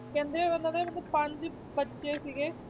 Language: Punjabi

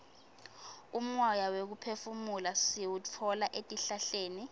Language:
Swati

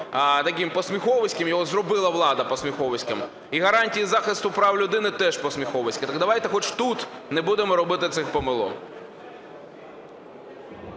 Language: Ukrainian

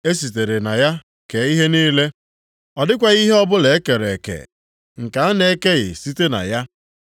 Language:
Igbo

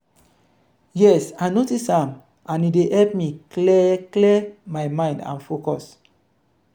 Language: Nigerian Pidgin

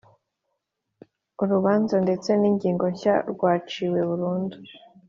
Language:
Kinyarwanda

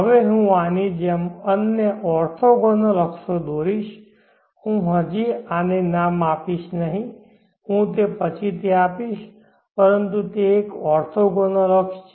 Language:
Gujarati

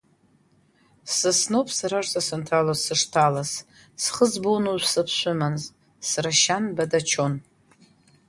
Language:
Abkhazian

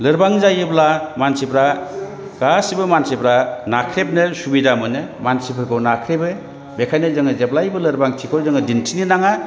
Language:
Bodo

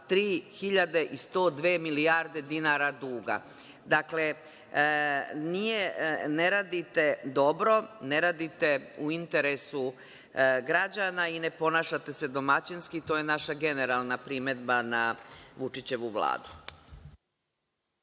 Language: Serbian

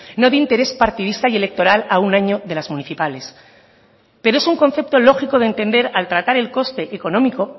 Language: Spanish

